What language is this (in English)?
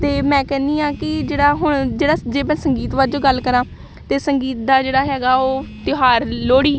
Punjabi